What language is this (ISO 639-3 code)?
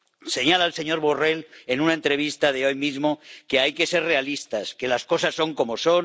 spa